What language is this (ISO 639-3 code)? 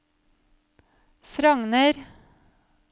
nor